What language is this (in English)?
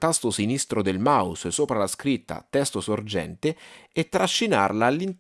Italian